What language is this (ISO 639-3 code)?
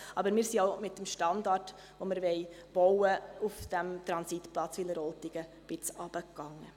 gsw